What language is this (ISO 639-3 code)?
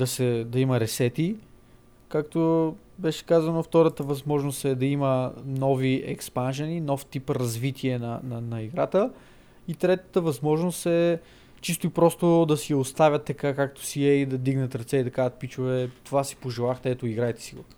bul